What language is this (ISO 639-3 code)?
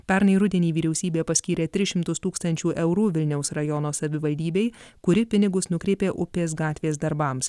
lit